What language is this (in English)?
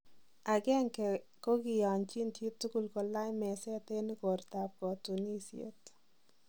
Kalenjin